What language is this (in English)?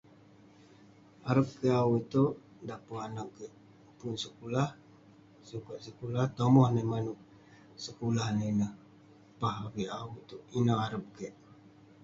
Western Penan